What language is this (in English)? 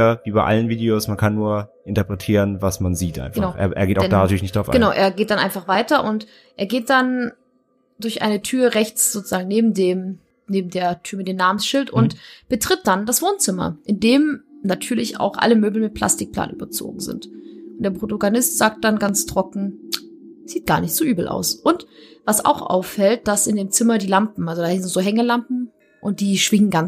German